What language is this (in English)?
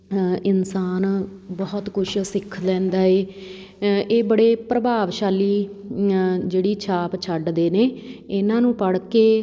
Punjabi